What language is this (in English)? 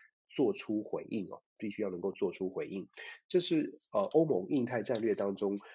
Chinese